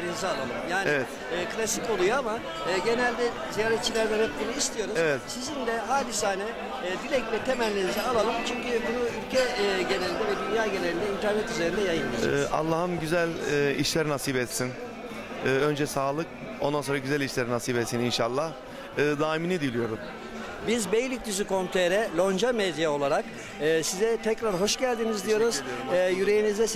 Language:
Turkish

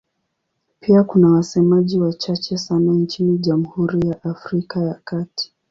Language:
Swahili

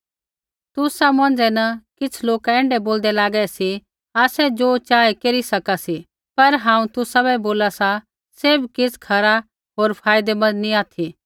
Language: Kullu Pahari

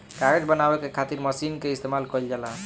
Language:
Bhojpuri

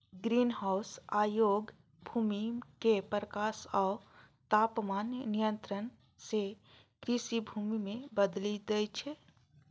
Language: Maithili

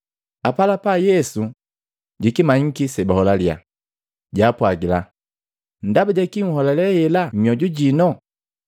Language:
Matengo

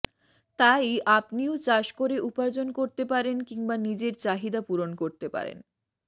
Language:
Bangla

